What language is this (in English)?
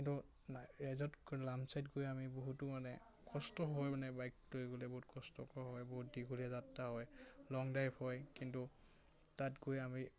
Assamese